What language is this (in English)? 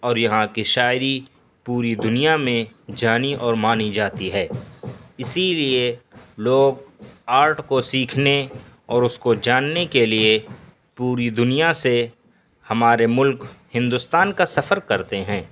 Urdu